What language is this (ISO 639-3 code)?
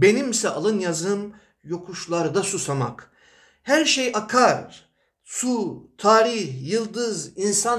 tur